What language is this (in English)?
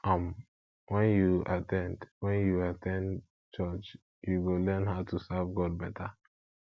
Nigerian Pidgin